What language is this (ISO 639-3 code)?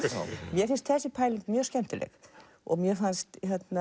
isl